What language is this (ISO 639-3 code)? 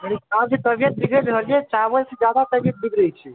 mai